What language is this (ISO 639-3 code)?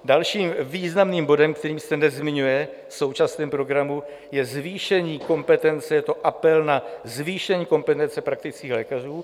ces